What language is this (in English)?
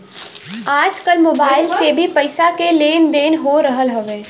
Bhojpuri